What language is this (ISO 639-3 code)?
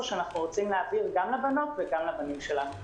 heb